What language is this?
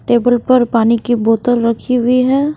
Hindi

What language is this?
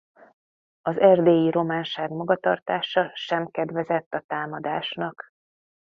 Hungarian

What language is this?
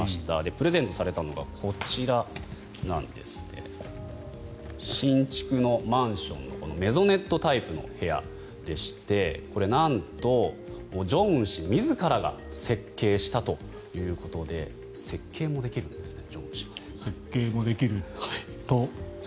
Japanese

